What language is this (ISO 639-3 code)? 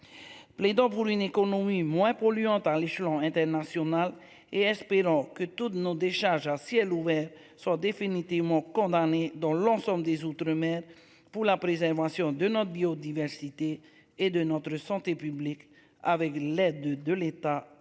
fra